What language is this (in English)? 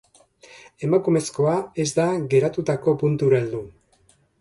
Basque